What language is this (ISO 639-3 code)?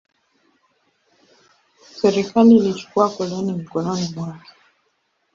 swa